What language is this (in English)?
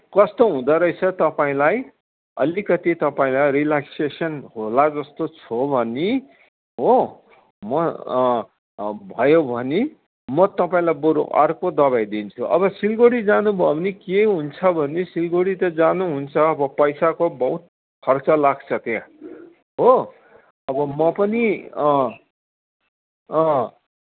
Nepali